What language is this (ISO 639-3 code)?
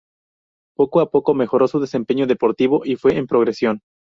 spa